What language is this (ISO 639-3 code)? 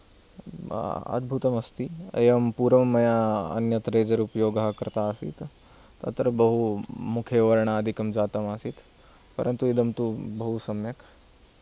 san